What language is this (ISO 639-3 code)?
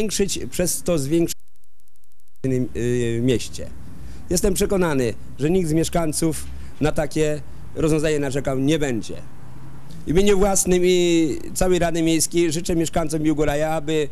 pol